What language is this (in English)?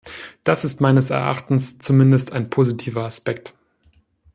German